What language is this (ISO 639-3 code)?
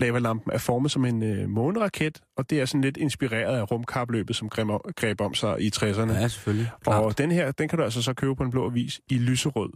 dan